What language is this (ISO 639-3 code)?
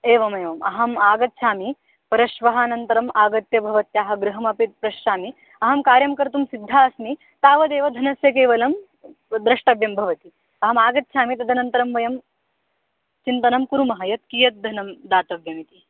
san